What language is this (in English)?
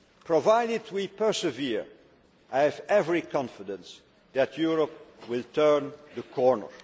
English